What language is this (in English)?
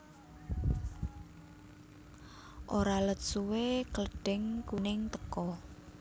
Javanese